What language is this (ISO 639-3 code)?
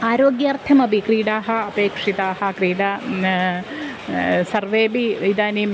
san